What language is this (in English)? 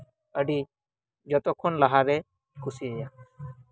Santali